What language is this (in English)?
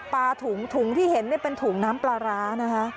Thai